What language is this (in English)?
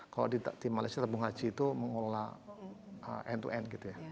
Indonesian